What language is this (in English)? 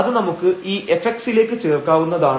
Malayalam